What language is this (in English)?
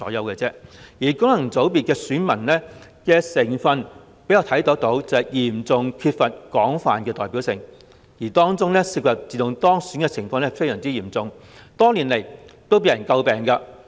Cantonese